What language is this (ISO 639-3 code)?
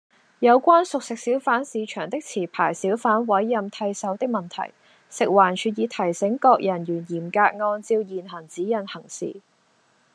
yue